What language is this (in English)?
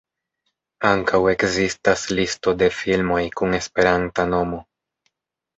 Esperanto